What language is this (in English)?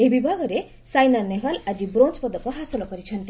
Odia